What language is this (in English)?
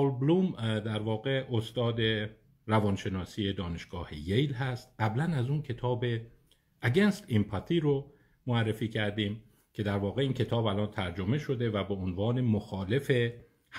Persian